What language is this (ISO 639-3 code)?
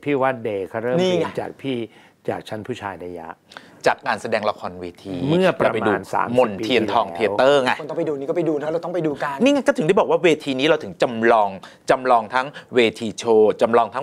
tha